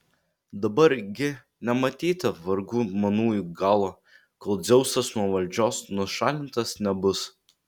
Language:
Lithuanian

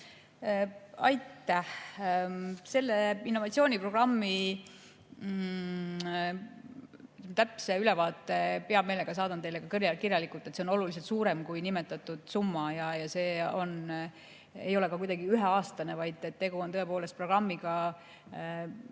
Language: Estonian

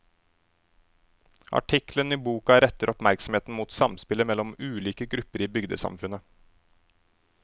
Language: Norwegian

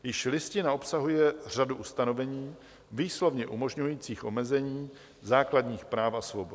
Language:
Czech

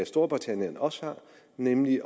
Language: Danish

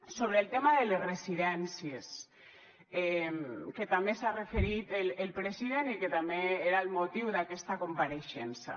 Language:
Catalan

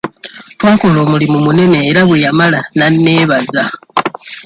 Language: Ganda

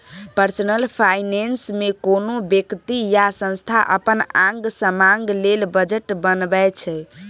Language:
Maithili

